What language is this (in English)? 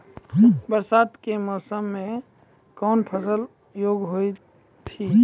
Maithili